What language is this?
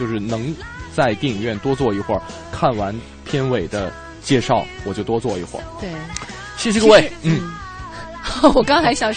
Chinese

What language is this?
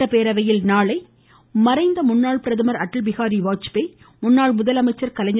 Tamil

